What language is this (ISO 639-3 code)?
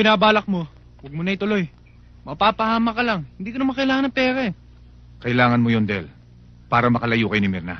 fil